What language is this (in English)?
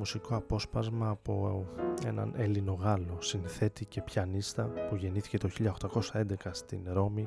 Greek